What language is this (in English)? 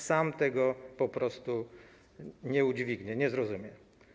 Polish